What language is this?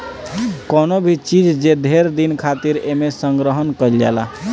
Bhojpuri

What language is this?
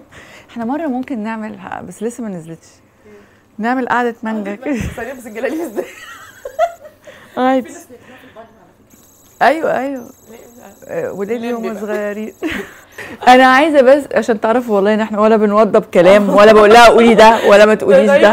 Arabic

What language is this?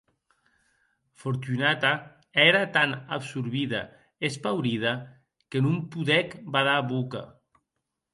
Occitan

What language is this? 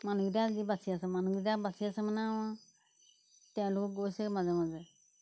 Assamese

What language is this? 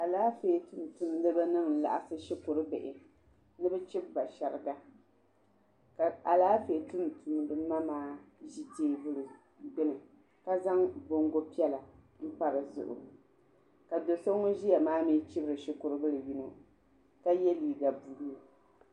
Dagbani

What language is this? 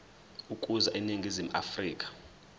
Zulu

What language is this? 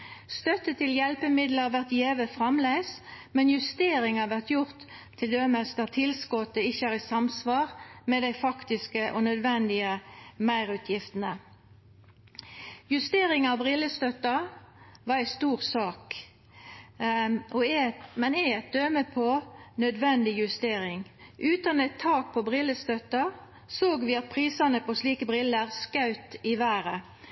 Norwegian Nynorsk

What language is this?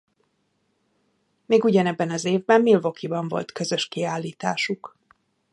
Hungarian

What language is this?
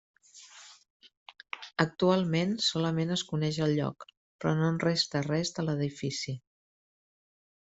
Catalan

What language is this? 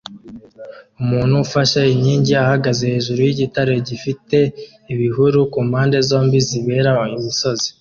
Kinyarwanda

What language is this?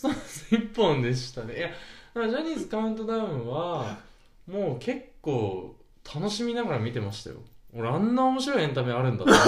Japanese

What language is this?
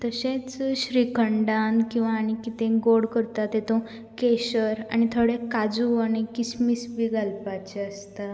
Konkani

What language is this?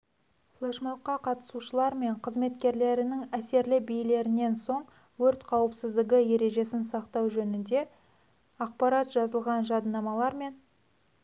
Kazakh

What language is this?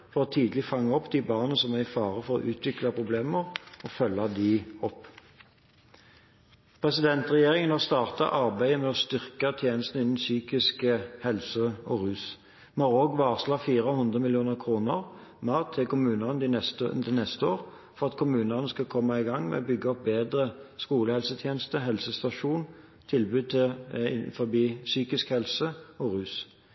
Norwegian Bokmål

